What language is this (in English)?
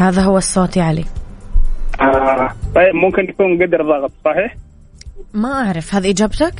Arabic